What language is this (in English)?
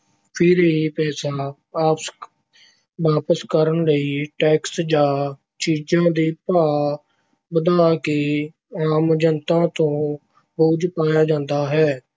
Punjabi